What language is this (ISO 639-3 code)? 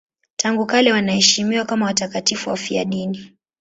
swa